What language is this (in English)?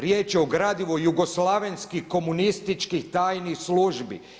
Croatian